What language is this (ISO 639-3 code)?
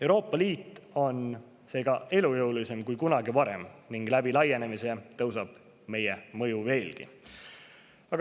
est